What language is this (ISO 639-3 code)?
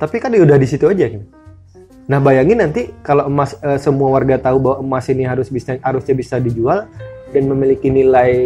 ind